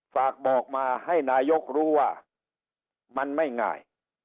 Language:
Thai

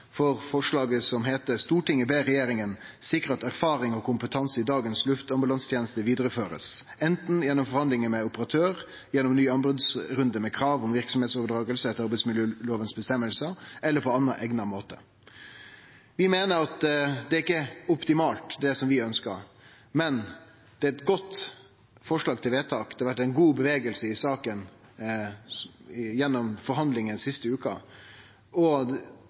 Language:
Norwegian Nynorsk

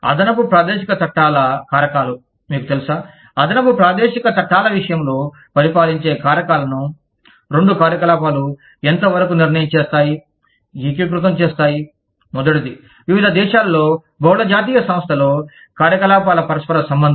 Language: Telugu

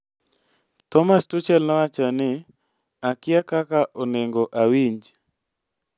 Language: Luo (Kenya and Tanzania)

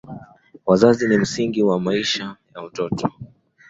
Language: Swahili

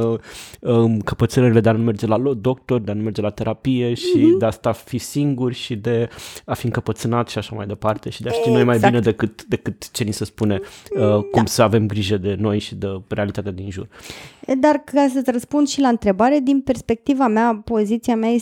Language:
Romanian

